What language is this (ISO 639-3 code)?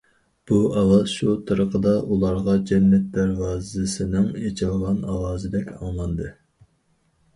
uig